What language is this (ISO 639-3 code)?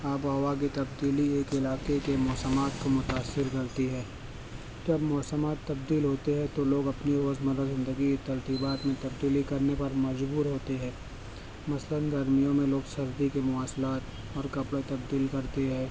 urd